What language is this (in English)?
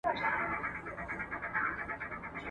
Pashto